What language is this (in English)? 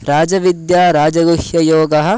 Sanskrit